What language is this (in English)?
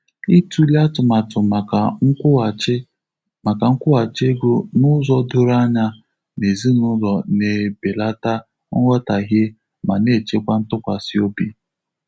Igbo